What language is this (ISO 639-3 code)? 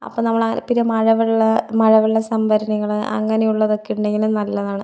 mal